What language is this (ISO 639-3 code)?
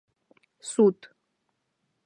chm